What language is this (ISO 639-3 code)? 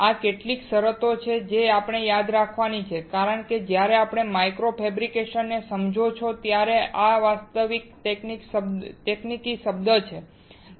guj